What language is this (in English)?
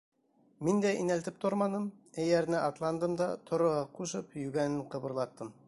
Bashkir